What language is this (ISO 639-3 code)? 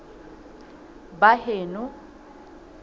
sot